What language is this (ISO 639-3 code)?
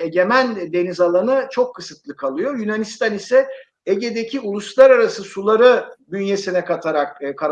tur